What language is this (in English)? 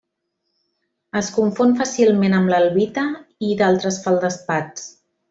Catalan